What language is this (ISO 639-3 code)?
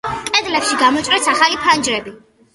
kat